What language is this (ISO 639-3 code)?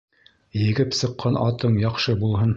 bak